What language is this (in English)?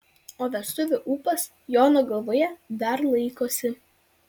Lithuanian